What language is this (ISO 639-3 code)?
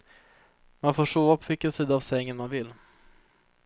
swe